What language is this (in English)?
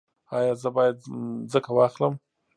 Pashto